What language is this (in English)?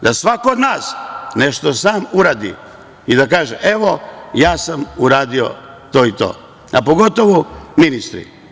Serbian